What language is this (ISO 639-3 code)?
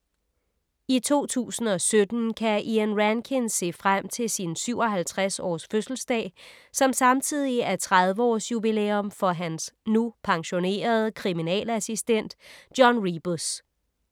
dan